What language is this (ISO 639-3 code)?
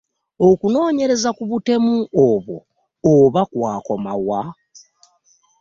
lug